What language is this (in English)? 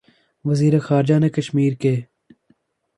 Urdu